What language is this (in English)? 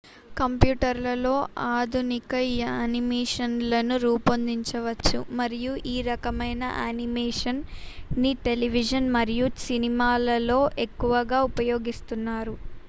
Telugu